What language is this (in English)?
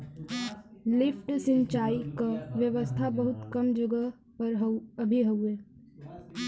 Bhojpuri